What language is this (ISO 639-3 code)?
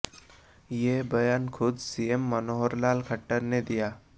hin